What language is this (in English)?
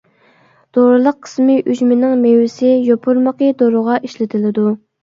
Uyghur